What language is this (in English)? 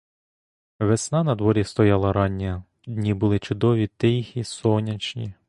Ukrainian